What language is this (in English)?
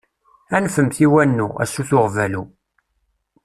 Kabyle